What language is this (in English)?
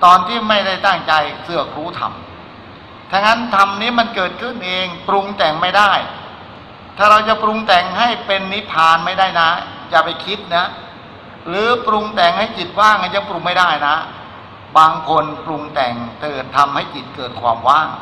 Thai